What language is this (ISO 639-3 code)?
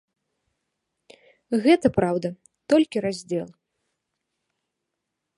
bel